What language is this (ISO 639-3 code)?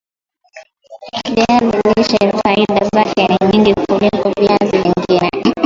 swa